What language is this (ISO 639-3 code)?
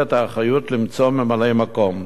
heb